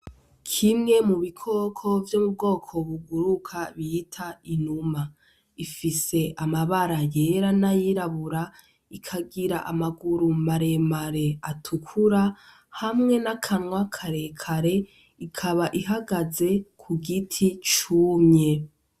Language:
Rundi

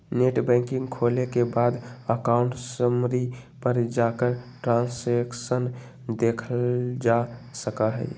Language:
Magahi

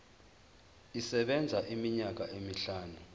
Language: Zulu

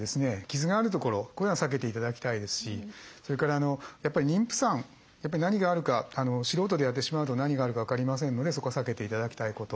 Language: Japanese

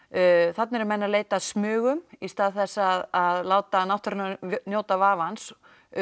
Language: Icelandic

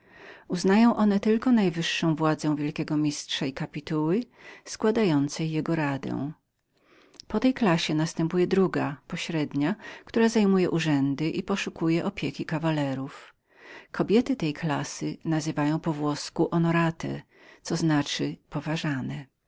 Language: Polish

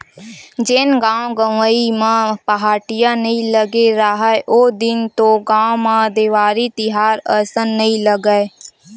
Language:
Chhattisgarhi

